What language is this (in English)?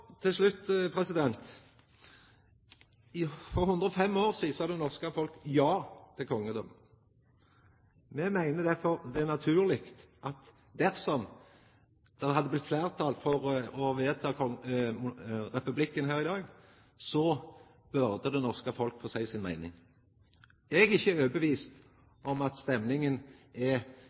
Norwegian Nynorsk